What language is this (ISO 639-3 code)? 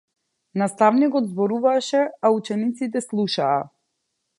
mkd